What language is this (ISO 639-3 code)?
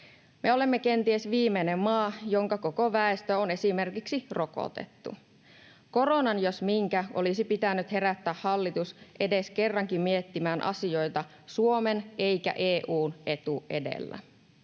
fin